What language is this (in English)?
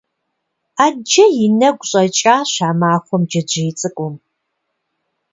Kabardian